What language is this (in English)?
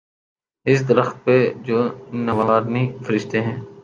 Urdu